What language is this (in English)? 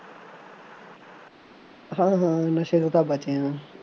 Punjabi